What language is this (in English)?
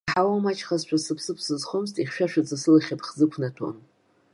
Abkhazian